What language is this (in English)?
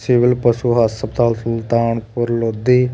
Punjabi